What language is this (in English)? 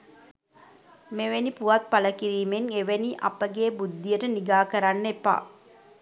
Sinhala